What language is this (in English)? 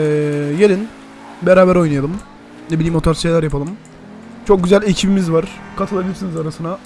Turkish